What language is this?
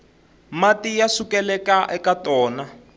Tsonga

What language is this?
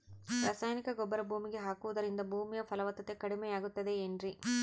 Kannada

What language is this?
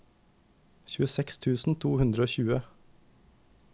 Norwegian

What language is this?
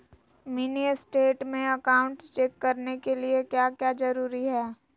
Magahi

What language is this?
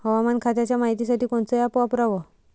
Marathi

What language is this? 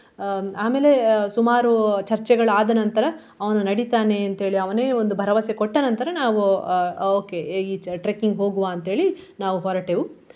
Kannada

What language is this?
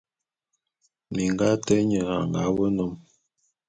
Bulu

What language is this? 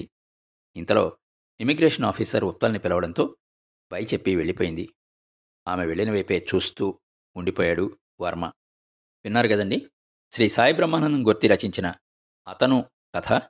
Telugu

